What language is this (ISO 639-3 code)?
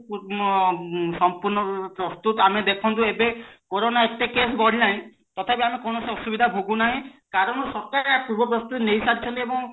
ori